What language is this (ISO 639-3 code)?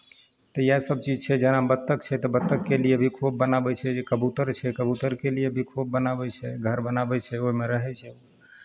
mai